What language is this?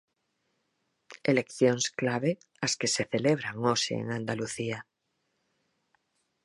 Galician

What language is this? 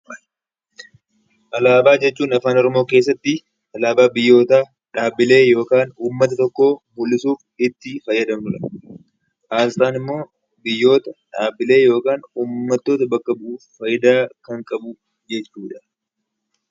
Oromo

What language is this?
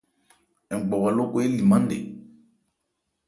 Ebrié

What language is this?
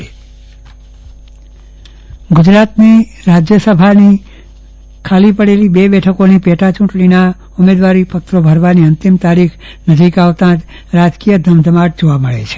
Gujarati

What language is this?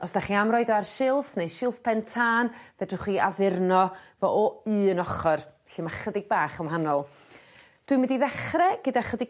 Welsh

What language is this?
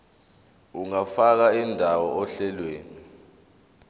Zulu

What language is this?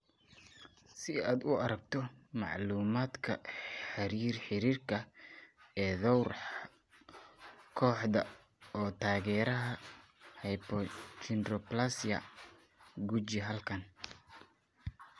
Somali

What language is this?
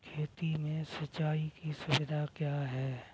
Hindi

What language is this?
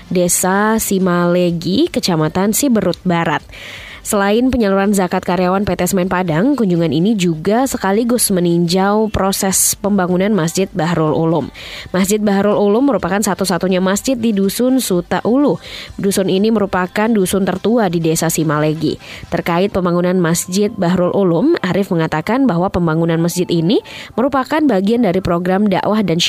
Indonesian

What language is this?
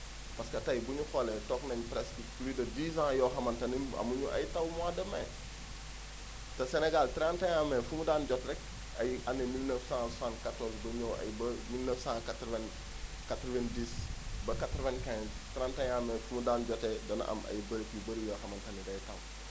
Wolof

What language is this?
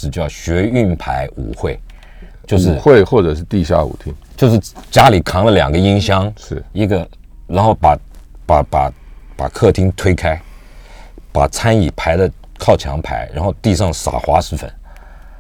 Chinese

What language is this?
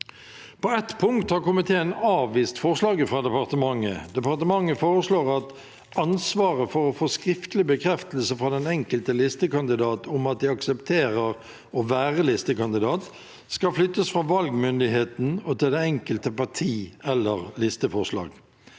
Norwegian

